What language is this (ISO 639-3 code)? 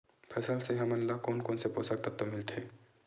hne